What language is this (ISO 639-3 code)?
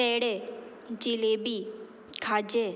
kok